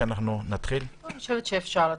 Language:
Hebrew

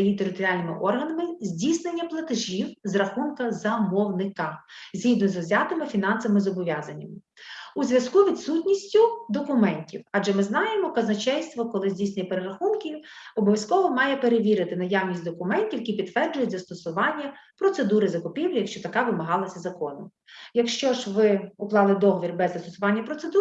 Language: Ukrainian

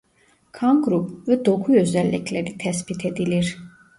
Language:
Turkish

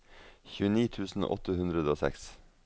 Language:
Norwegian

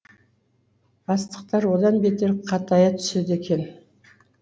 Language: Kazakh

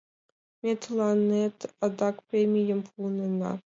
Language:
Mari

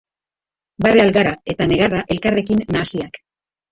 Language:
Basque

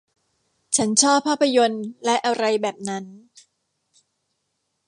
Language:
Thai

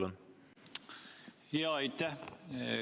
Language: Estonian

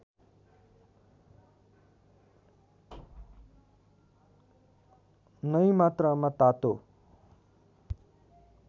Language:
Nepali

